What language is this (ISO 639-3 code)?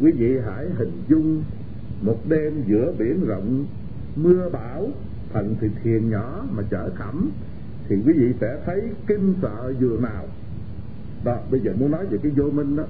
vie